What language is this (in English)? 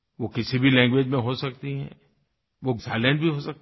Hindi